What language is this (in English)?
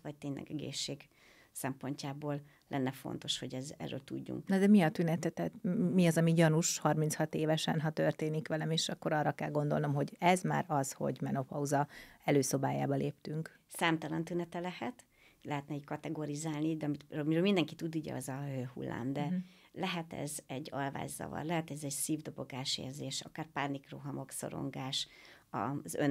Hungarian